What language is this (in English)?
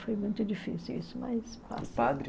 Portuguese